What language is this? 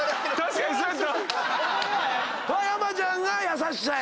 Japanese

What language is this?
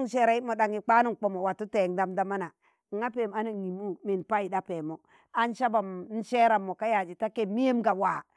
Tangale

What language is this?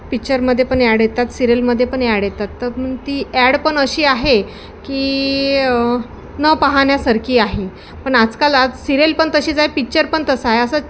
Marathi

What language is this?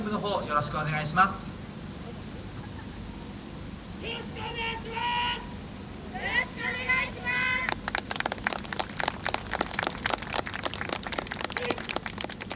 Japanese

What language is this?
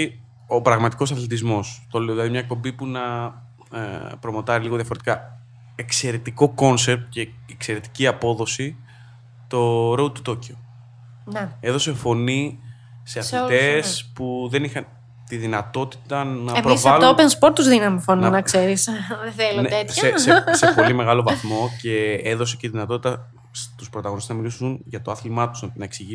Greek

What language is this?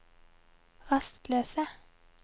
Norwegian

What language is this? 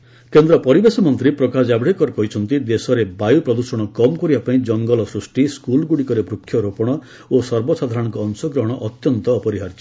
Odia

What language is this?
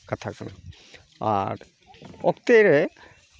Santali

